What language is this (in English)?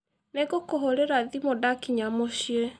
Kikuyu